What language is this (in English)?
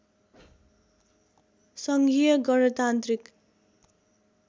Nepali